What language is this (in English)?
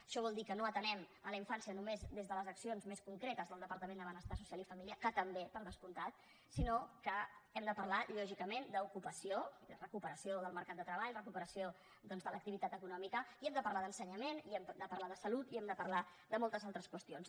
Catalan